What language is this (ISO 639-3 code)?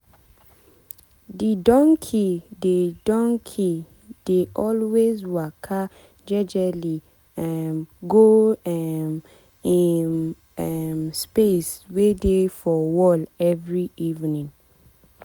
pcm